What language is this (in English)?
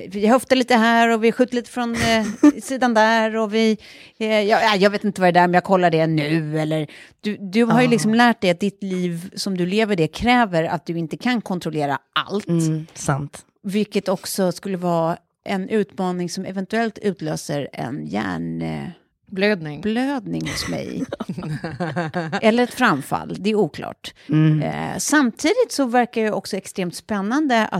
Swedish